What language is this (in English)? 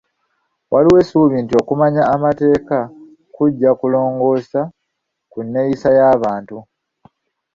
Ganda